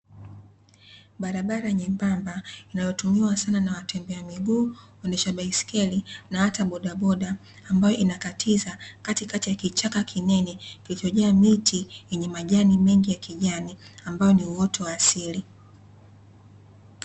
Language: Swahili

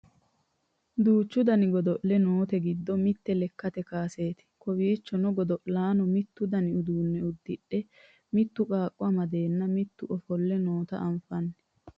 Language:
Sidamo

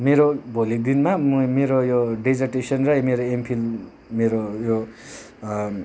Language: Nepali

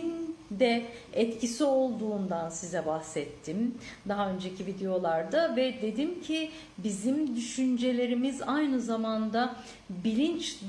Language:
Turkish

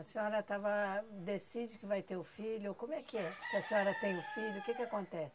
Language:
Portuguese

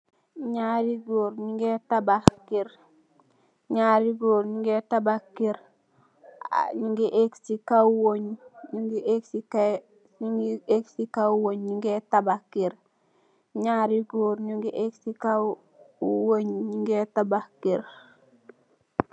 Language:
Wolof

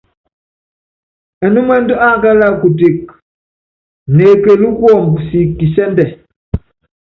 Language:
Yangben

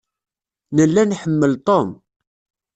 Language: Kabyle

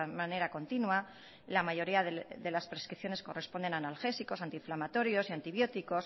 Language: Spanish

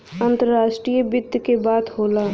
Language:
Bhojpuri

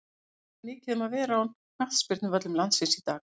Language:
Icelandic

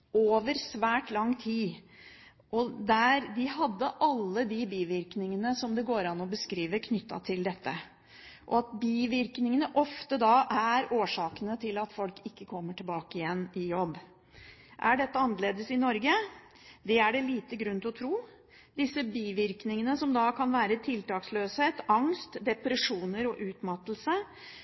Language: Norwegian Bokmål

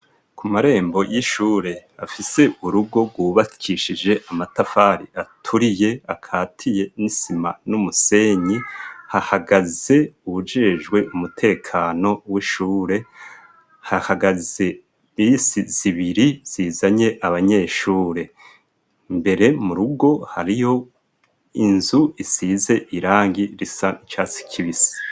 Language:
Rundi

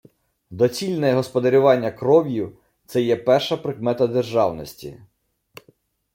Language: Ukrainian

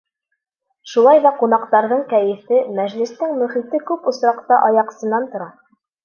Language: Bashkir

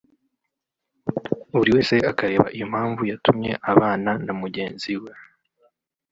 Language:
Kinyarwanda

